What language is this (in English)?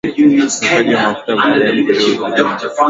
Swahili